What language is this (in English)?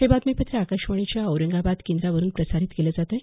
Marathi